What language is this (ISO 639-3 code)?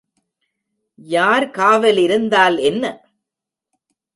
tam